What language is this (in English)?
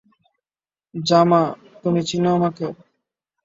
Bangla